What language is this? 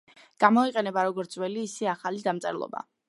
Georgian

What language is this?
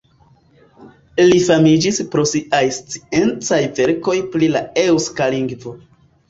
Esperanto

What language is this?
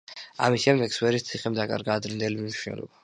Georgian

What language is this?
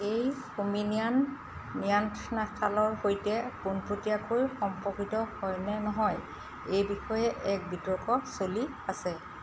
Assamese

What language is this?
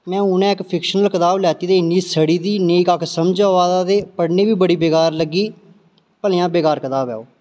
Dogri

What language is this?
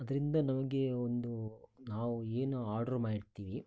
Kannada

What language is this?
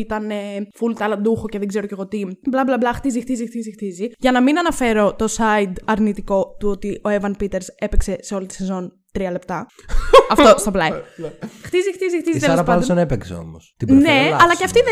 Greek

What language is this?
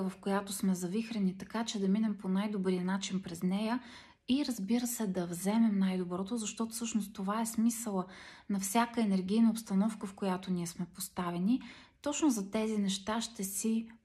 Bulgarian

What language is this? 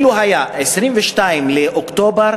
Hebrew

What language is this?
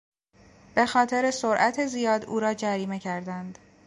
Persian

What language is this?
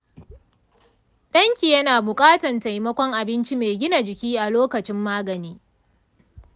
Hausa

